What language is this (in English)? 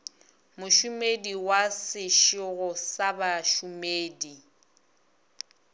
Northern Sotho